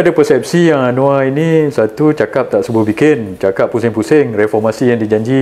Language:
Malay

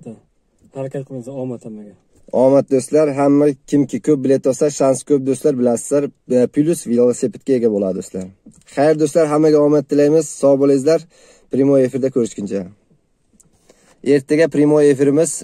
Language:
Turkish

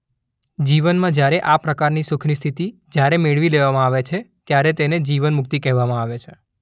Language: Gujarati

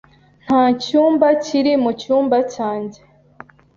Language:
Kinyarwanda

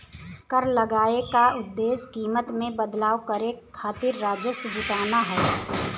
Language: Bhojpuri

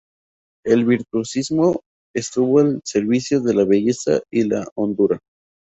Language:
Spanish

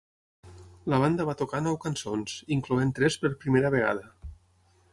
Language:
Catalan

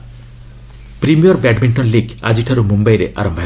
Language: Odia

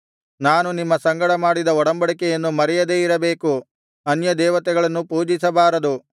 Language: Kannada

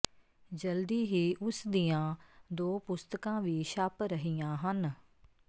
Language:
Punjabi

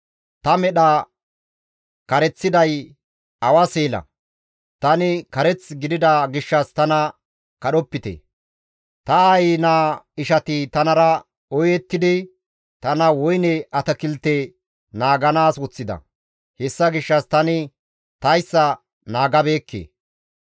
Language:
Gamo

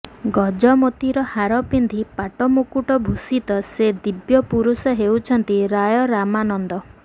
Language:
Odia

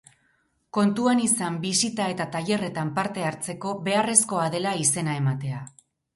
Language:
Basque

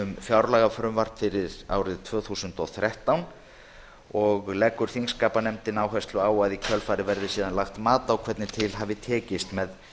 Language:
Icelandic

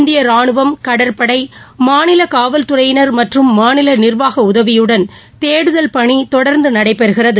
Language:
Tamil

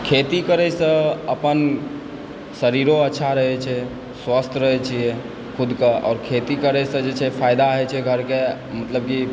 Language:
Maithili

